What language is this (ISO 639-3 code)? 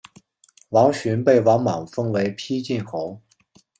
zho